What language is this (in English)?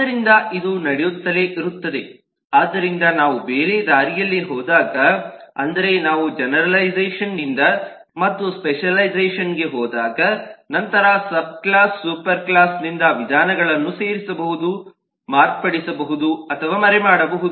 Kannada